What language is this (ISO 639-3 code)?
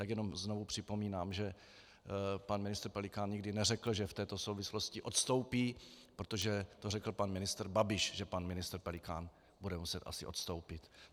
ces